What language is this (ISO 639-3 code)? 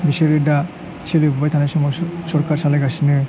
brx